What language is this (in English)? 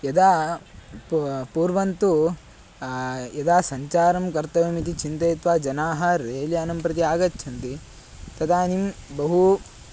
Sanskrit